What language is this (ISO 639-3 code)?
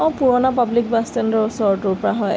asm